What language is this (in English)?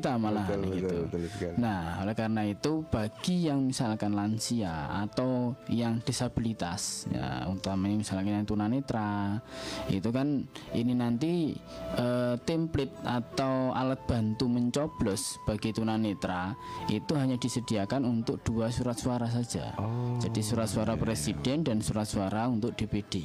Indonesian